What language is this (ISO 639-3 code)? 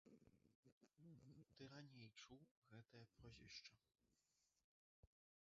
bel